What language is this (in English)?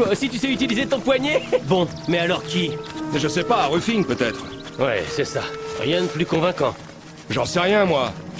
French